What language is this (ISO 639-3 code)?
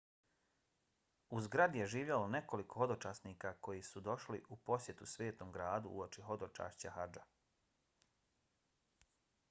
bos